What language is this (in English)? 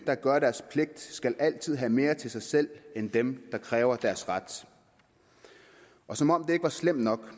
Danish